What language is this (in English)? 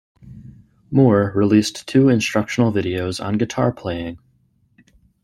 English